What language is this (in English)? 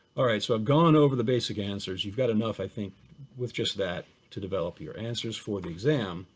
English